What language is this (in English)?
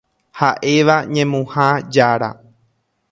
Guarani